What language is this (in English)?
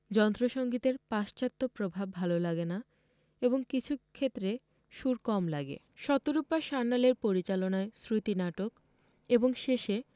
Bangla